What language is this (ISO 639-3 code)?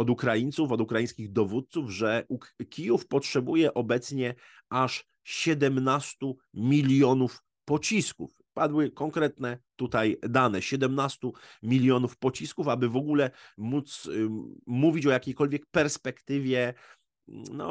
pol